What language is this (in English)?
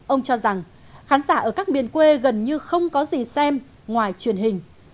Vietnamese